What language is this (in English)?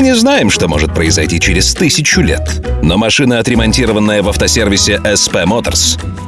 Russian